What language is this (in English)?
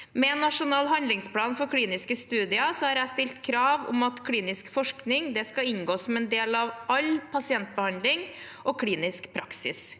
Norwegian